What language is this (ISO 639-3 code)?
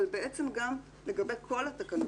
heb